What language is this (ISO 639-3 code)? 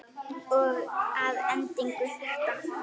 isl